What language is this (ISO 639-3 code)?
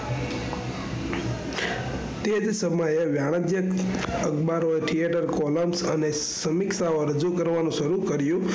guj